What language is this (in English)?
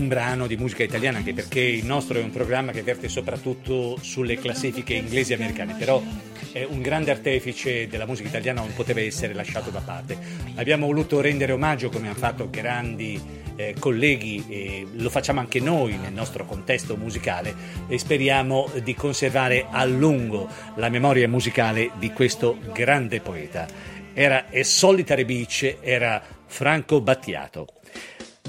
Italian